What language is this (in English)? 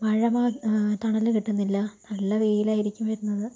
Malayalam